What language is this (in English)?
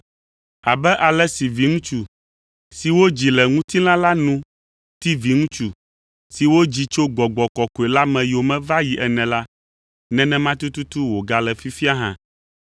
Ewe